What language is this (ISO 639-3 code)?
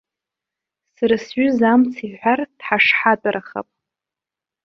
abk